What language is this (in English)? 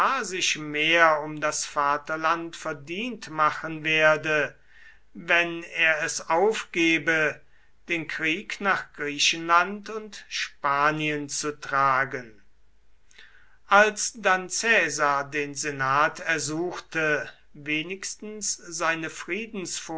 German